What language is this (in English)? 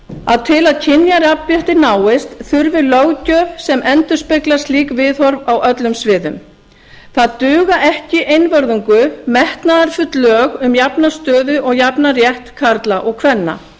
Icelandic